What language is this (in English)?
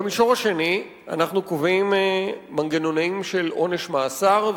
Hebrew